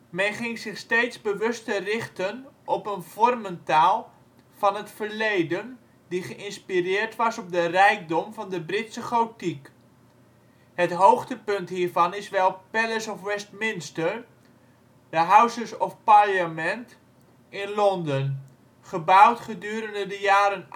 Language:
Dutch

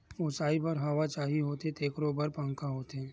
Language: Chhattisgarhi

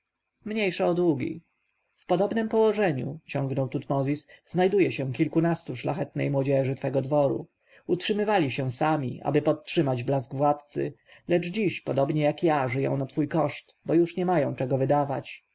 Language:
Polish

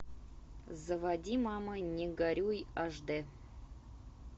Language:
Russian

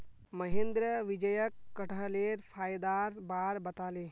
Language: Magahi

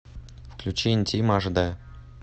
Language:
Russian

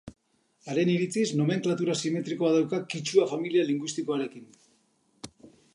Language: Basque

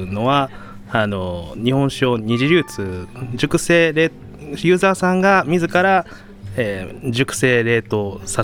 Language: Japanese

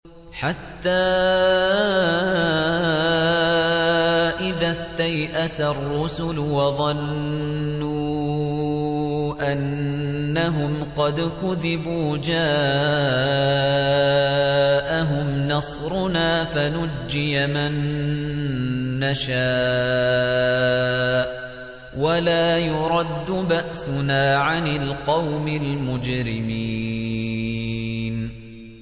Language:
Arabic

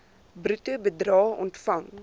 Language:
Afrikaans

